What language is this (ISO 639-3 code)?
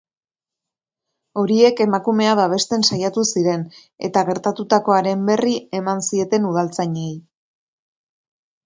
eus